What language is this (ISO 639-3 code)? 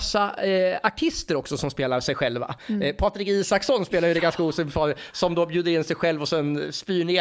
swe